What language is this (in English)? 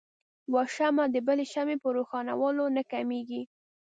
Pashto